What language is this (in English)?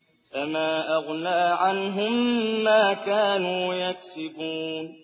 Arabic